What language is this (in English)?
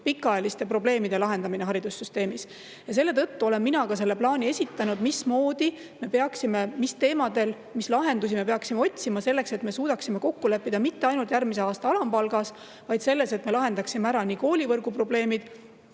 Estonian